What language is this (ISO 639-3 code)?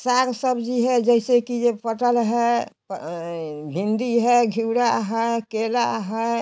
hin